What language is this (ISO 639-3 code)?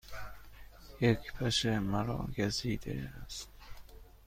fas